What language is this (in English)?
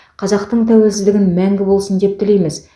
Kazakh